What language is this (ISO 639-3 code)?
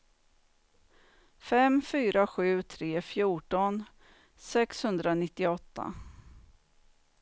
swe